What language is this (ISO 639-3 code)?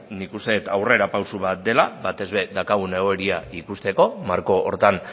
eus